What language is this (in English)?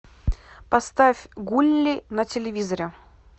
Russian